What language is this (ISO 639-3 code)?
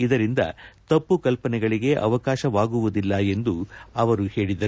kan